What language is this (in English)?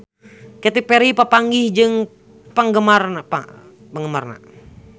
Sundanese